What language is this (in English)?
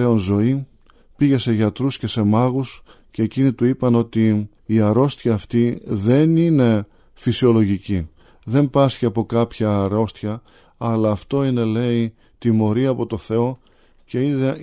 Greek